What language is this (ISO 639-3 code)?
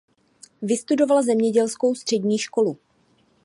ces